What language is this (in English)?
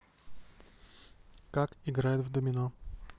Russian